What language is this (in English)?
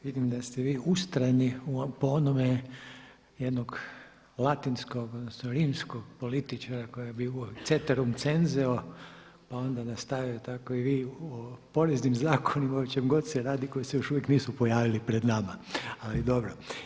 Croatian